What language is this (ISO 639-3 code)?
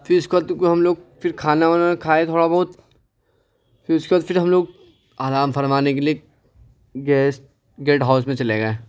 urd